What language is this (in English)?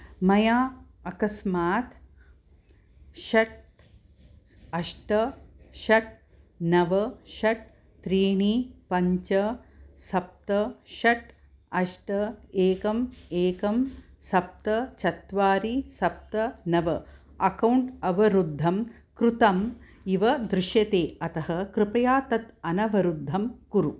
Sanskrit